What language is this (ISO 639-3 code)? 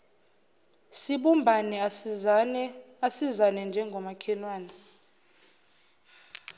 zul